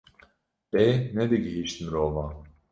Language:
Kurdish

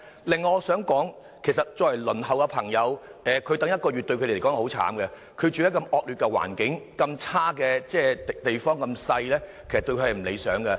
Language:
Cantonese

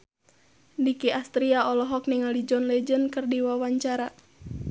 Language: Sundanese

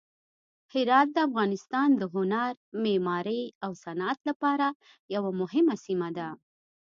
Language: Pashto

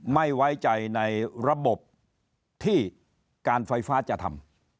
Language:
Thai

